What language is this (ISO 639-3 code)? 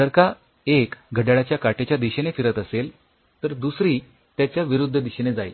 mar